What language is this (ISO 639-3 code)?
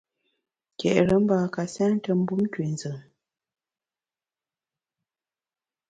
bax